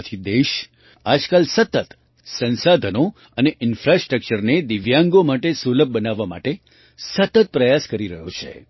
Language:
Gujarati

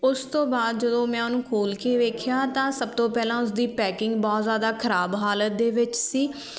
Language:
Punjabi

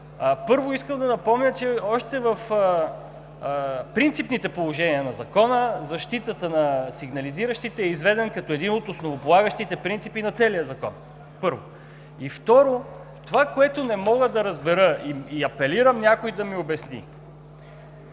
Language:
Bulgarian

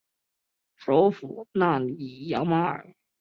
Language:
Chinese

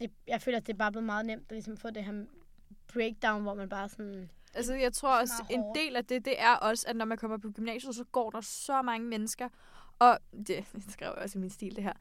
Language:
Danish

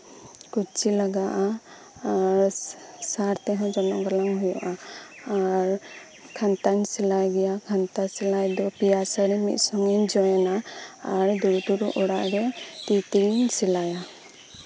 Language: Santali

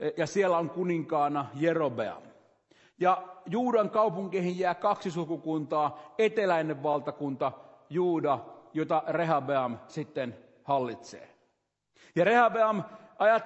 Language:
Finnish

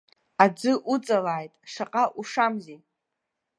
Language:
Abkhazian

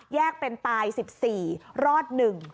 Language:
Thai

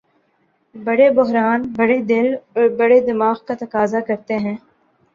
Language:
Urdu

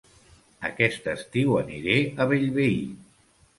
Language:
Catalan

